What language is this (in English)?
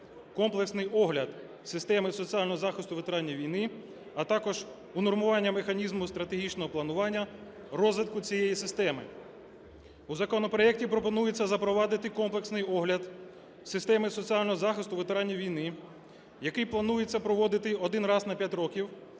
Ukrainian